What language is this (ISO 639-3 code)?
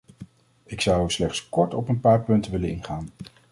nld